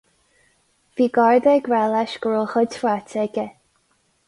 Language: Irish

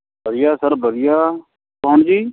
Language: Punjabi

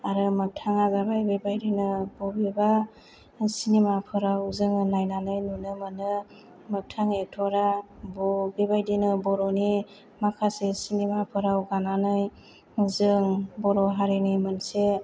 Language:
Bodo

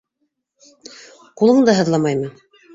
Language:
Bashkir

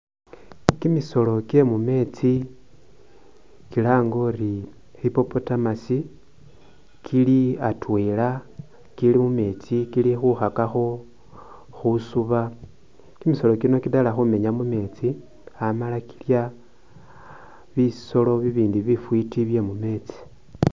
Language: Masaaba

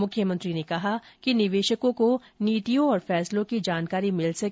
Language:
Hindi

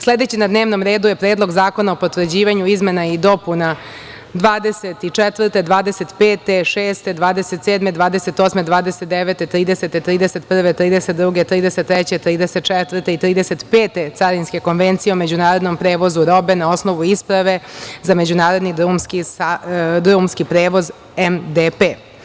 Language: Serbian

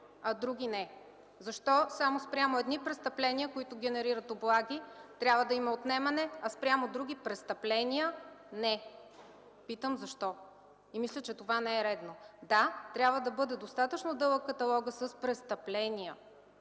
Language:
Bulgarian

